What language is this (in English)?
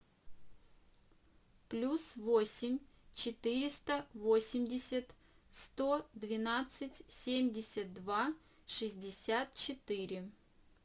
Russian